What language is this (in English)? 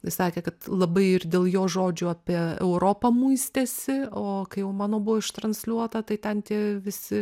Lithuanian